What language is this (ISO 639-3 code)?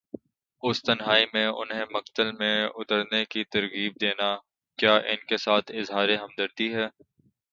urd